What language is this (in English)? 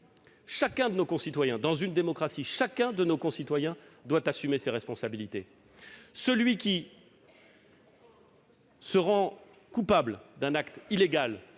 French